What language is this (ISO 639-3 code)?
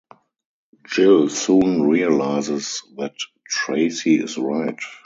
eng